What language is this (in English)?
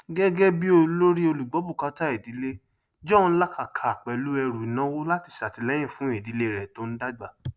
Yoruba